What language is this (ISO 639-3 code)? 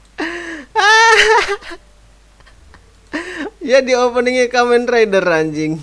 ind